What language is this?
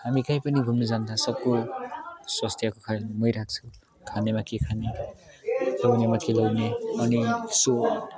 Nepali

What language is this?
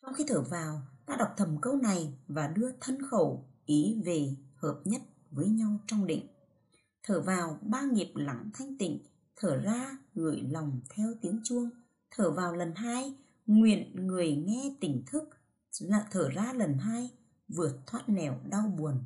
Vietnamese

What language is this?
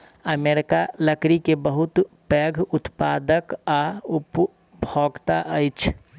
Maithili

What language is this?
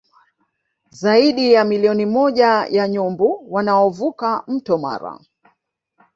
Swahili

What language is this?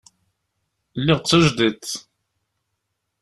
Kabyle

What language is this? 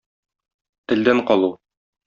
Tatar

